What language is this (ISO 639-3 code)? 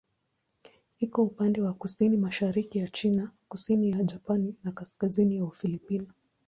swa